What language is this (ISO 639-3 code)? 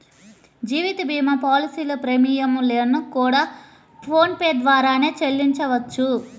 tel